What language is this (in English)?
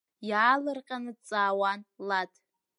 Abkhazian